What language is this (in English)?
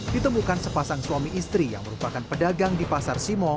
Indonesian